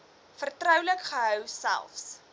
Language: Afrikaans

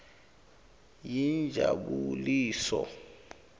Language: Swati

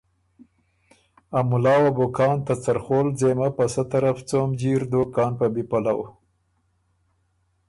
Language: Ormuri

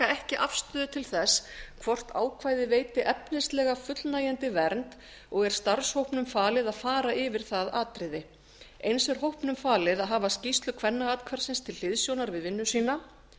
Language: Icelandic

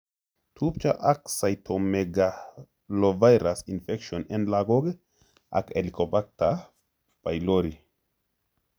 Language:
Kalenjin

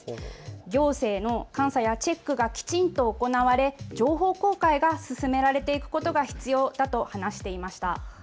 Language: Japanese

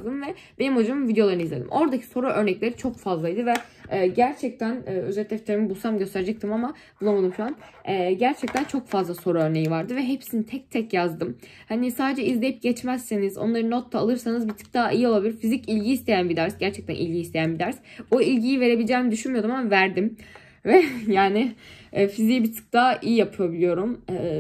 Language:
Turkish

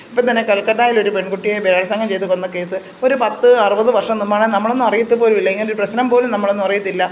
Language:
Malayalam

